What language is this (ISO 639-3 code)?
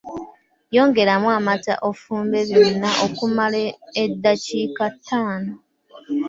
lug